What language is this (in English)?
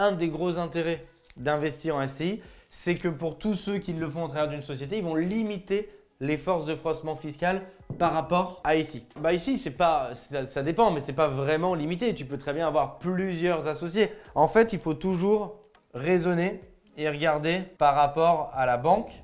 French